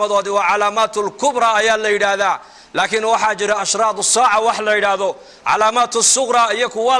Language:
Arabic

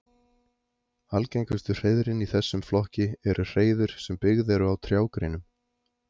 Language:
Icelandic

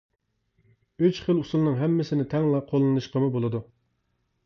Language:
Uyghur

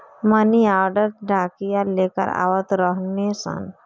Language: Bhojpuri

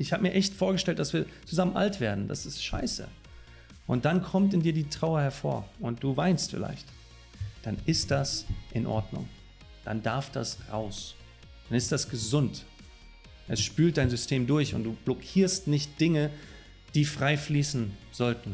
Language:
German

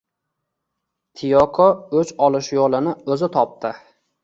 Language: Uzbek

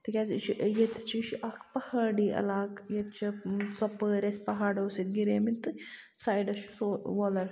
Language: Kashmiri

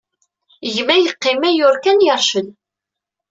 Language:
Kabyle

